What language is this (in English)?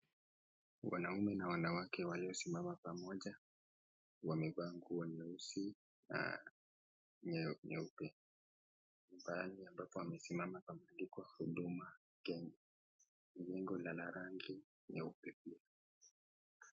Swahili